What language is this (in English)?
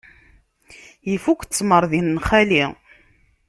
Kabyle